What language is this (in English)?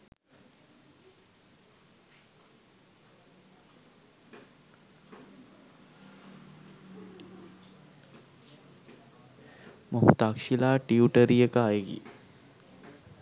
Sinhala